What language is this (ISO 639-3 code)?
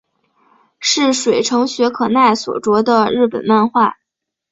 zho